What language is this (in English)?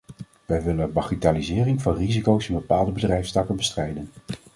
Dutch